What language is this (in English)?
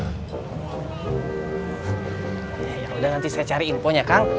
Indonesian